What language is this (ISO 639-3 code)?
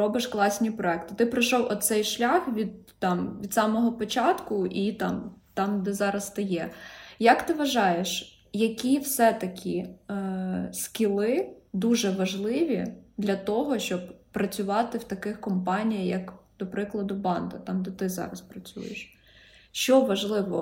ukr